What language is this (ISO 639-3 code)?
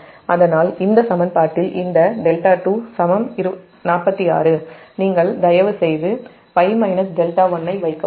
tam